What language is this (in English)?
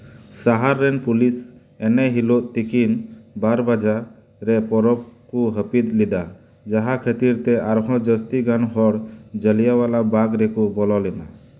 Santali